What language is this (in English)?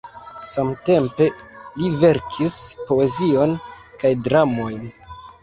Esperanto